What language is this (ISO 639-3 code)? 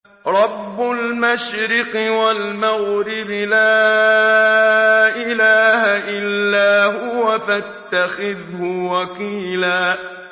ara